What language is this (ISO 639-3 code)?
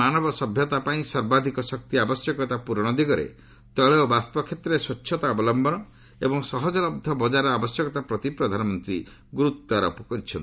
ori